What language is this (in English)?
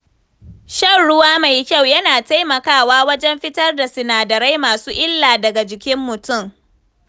Hausa